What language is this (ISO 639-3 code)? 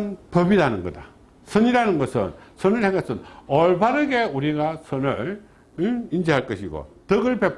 kor